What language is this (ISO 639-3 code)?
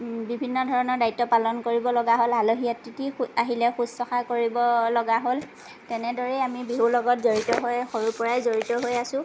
asm